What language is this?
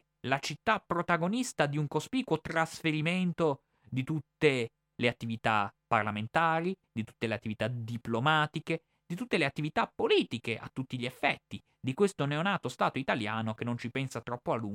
Italian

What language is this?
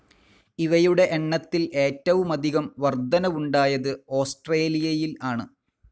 Malayalam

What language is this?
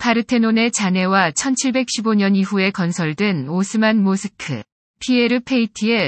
Korean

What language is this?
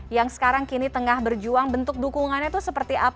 Indonesian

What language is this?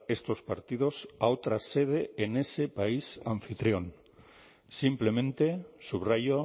Spanish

